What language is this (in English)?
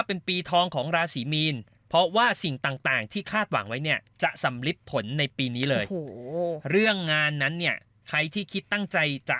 Thai